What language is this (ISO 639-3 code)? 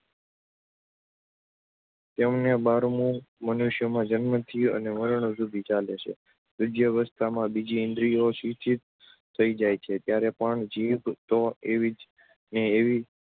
guj